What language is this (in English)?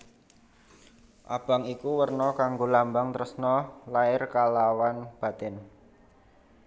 Javanese